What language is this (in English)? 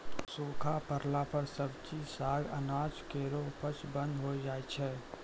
Maithili